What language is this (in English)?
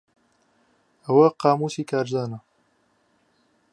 Central Kurdish